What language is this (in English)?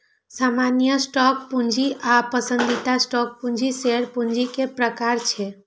Maithili